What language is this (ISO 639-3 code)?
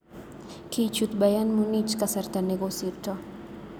kln